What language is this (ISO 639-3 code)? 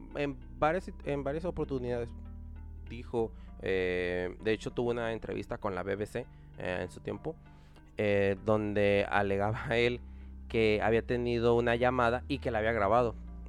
spa